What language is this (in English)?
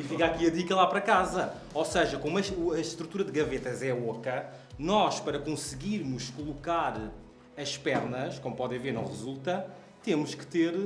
Portuguese